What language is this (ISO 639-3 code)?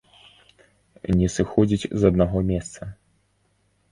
bel